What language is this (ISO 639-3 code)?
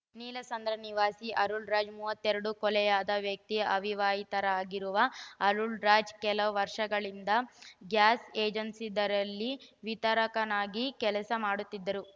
kan